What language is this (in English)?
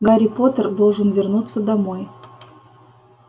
Russian